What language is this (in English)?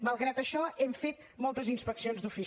Catalan